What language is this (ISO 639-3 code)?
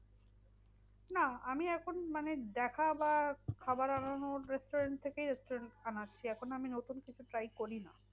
ben